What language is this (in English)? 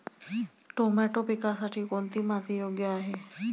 Marathi